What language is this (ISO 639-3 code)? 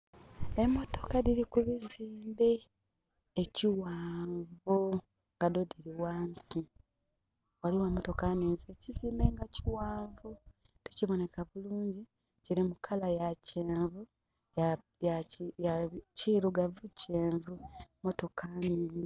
xog